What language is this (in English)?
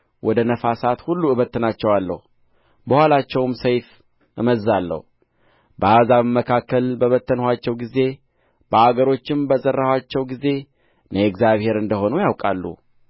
Amharic